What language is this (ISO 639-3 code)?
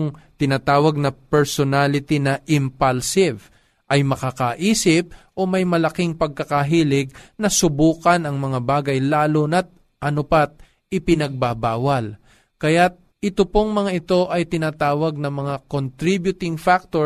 fil